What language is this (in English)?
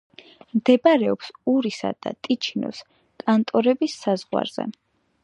Georgian